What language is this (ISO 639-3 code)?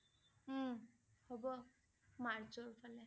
asm